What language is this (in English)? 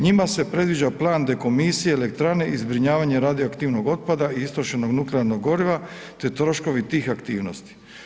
Croatian